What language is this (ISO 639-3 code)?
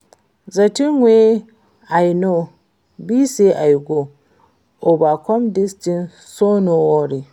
pcm